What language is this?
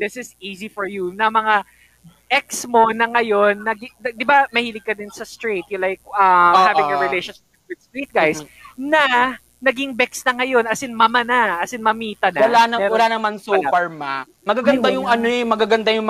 Filipino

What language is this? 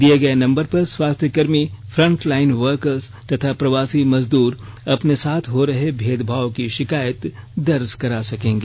Hindi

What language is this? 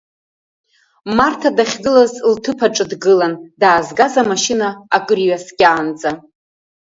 Abkhazian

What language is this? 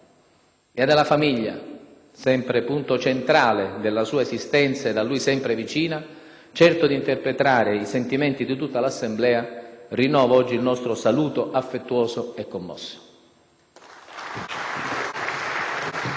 Italian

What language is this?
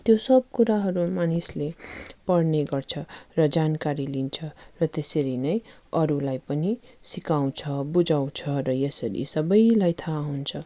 Nepali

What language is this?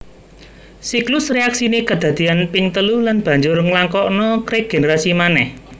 Javanese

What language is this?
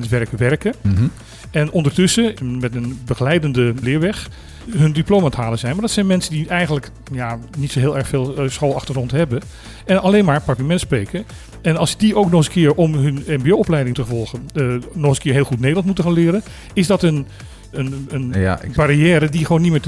Dutch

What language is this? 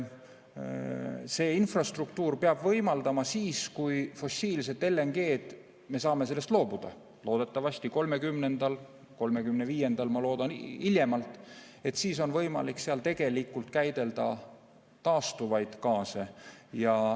Estonian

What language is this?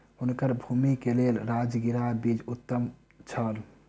Maithili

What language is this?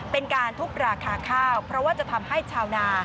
Thai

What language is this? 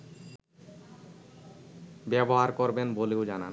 Bangla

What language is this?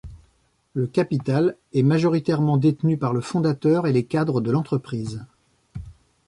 French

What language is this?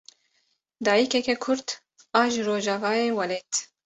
Kurdish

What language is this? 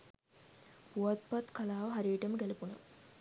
Sinhala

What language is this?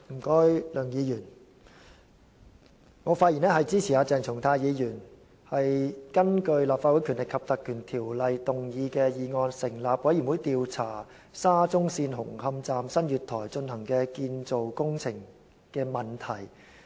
Cantonese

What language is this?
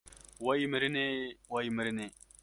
Kurdish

